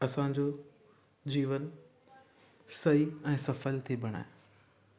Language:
Sindhi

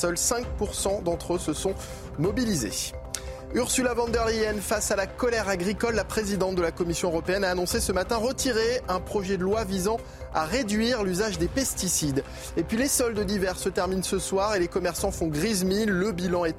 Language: French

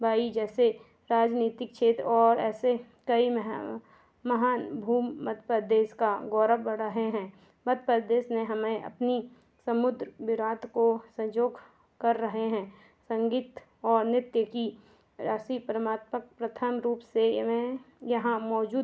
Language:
Hindi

